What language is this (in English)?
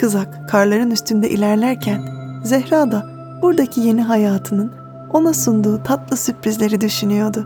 Turkish